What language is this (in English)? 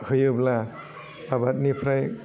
Bodo